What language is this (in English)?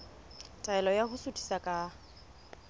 Southern Sotho